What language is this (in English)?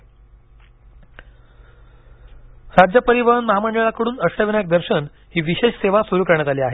Marathi